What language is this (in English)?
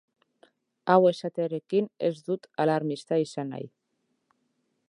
Basque